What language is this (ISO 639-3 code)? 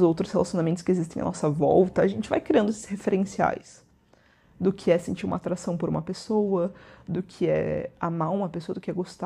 por